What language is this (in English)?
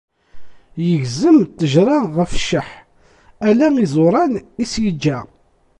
Kabyle